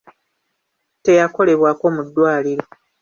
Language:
Ganda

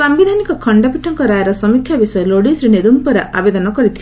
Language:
Odia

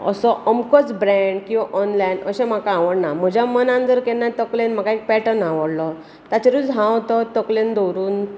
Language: Konkani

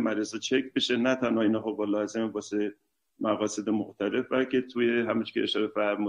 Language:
Persian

